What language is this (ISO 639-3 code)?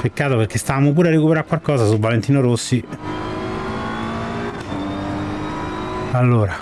ita